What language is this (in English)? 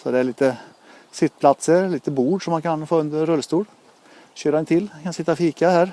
Swedish